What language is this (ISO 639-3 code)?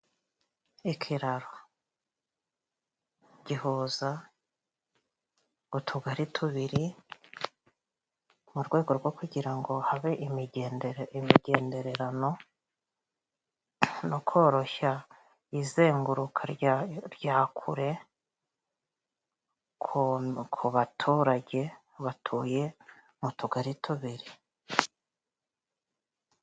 kin